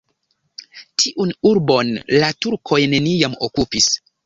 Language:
Esperanto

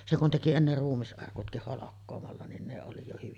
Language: Finnish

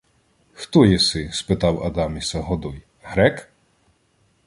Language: Ukrainian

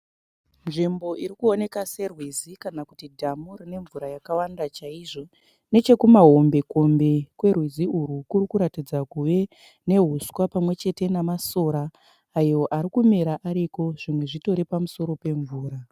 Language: Shona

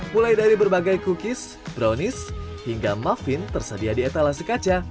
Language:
Indonesian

